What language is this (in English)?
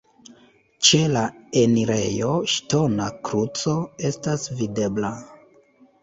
Esperanto